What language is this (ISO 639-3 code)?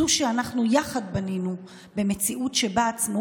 heb